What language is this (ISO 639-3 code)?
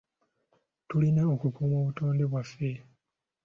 lug